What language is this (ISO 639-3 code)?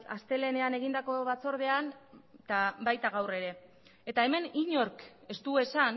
eus